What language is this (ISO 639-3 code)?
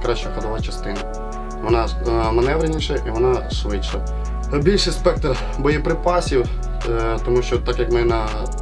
ukr